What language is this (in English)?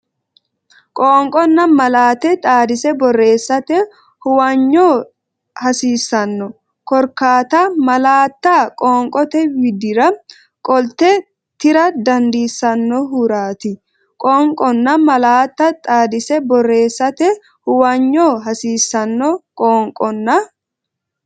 Sidamo